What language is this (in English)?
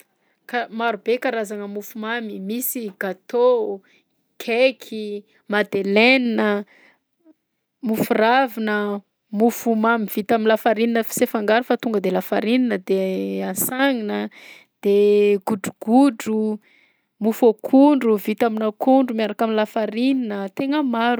Southern Betsimisaraka Malagasy